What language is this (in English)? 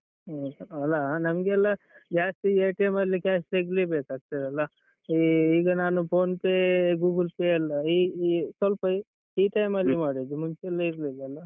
Kannada